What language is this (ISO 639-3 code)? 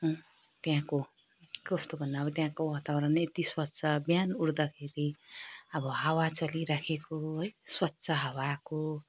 nep